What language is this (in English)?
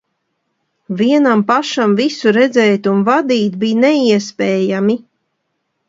Latvian